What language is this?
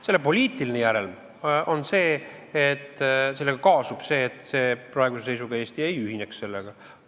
Estonian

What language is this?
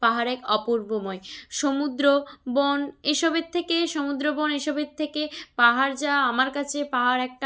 Bangla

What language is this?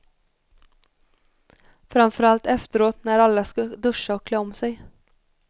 Swedish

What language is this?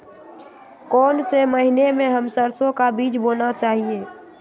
Magahi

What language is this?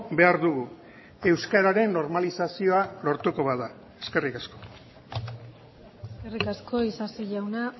Basque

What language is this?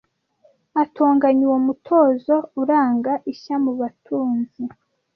Kinyarwanda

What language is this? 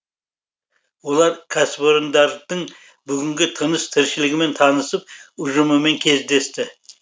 Kazakh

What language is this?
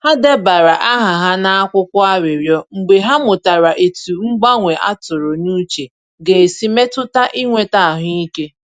Igbo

